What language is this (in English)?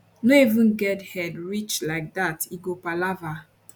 Nigerian Pidgin